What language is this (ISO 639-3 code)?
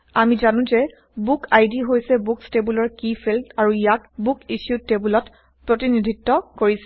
asm